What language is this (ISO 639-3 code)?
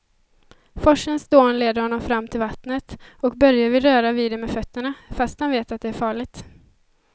swe